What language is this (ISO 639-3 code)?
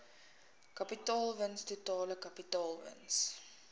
afr